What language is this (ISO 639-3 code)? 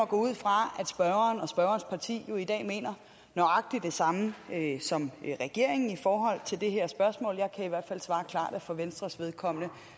dan